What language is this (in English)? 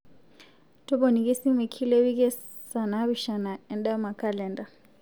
Masai